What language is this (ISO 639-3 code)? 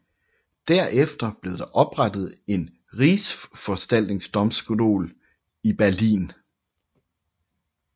dan